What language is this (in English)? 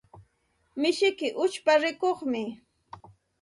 Santa Ana de Tusi Pasco Quechua